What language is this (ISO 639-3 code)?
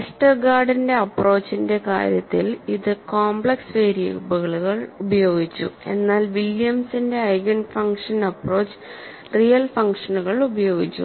mal